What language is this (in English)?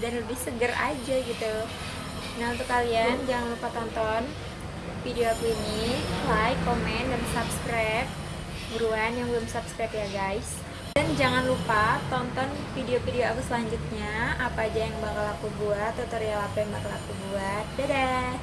Indonesian